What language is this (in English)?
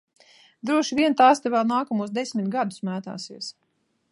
Latvian